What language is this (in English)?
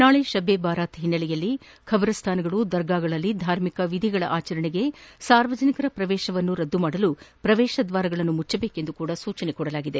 Kannada